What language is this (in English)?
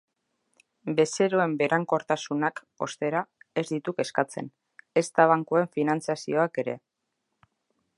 Basque